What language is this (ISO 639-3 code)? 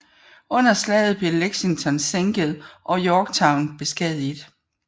dan